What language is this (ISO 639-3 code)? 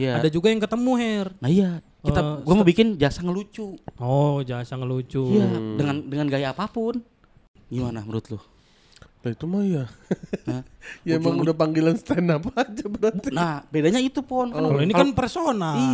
ind